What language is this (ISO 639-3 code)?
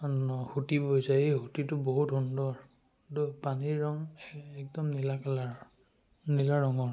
asm